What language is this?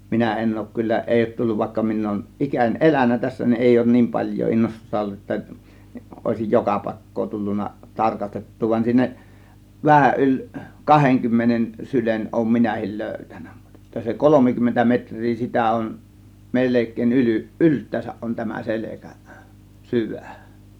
Finnish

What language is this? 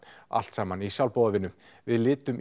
Icelandic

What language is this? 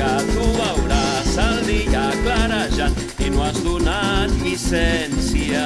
Catalan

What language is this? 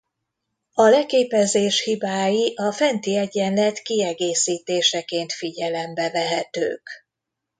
Hungarian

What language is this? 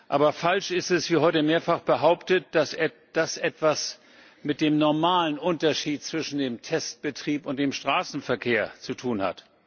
German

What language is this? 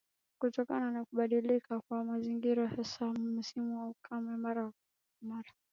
Swahili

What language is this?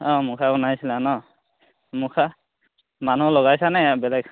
Assamese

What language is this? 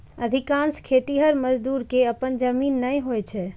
Maithili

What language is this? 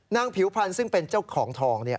Thai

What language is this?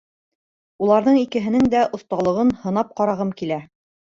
Bashkir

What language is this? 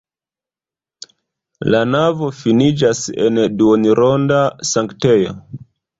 Esperanto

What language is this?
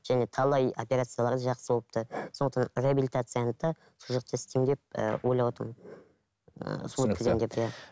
Kazakh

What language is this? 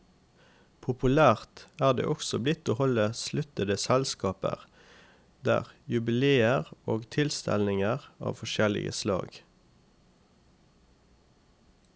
Norwegian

